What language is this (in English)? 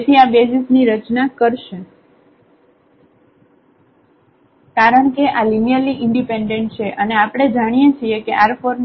Gujarati